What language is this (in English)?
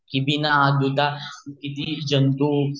Marathi